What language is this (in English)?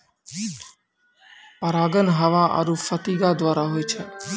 Maithili